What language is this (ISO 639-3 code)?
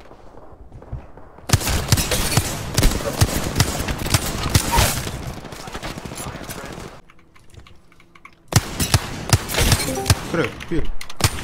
kor